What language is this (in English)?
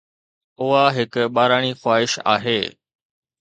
Sindhi